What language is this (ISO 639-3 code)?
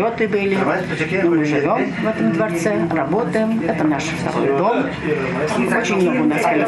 rus